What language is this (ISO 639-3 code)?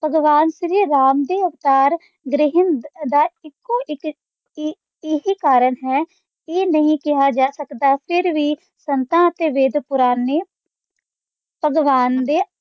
pan